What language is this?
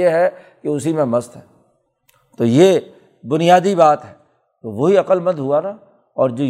Urdu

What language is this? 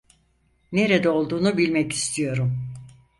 Turkish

